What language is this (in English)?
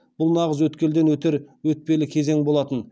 Kazakh